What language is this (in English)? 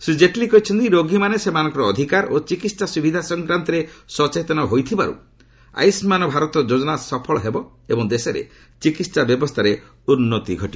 Odia